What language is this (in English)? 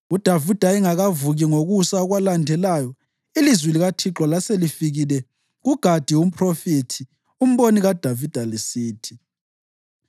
North Ndebele